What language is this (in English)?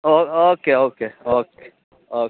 Urdu